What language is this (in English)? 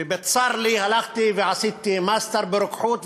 Hebrew